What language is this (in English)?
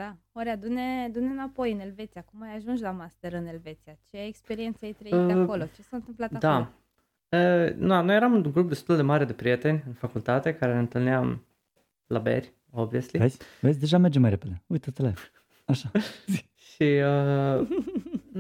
Romanian